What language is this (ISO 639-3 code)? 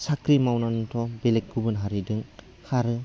brx